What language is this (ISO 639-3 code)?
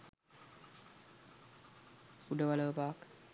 sin